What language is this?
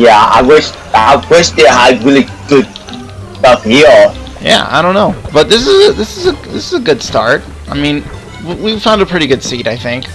English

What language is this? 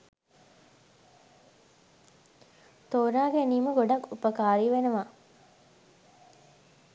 Sinhala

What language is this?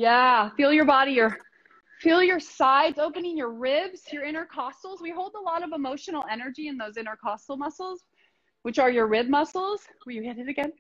English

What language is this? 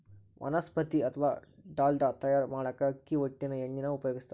Kannada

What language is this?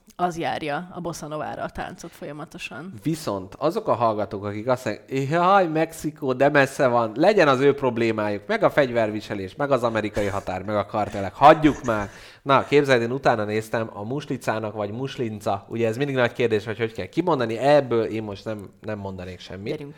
Hungarian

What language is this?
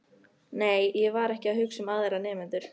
Icelandic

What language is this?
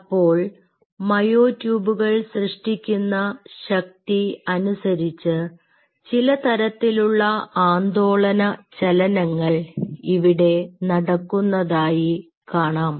Malayalam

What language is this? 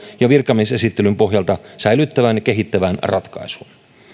Finnish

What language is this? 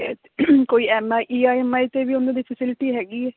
Punjabi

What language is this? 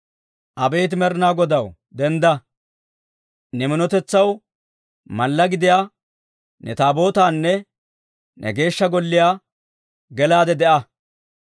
Dawro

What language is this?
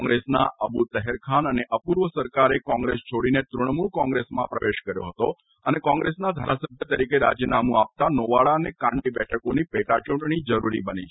Gujarati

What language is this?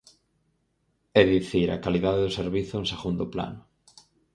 Galician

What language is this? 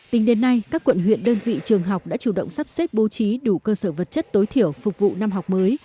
Vietnamese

